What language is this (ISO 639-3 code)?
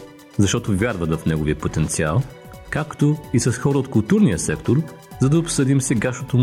bul